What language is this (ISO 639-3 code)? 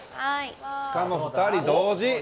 jpn